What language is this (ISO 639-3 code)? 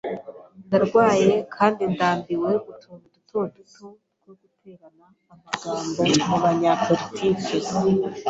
kin